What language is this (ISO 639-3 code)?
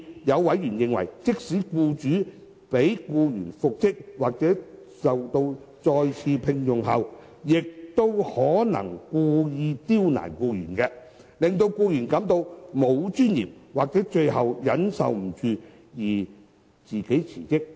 yue